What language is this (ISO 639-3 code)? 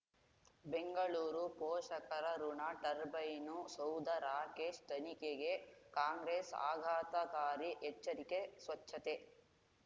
kan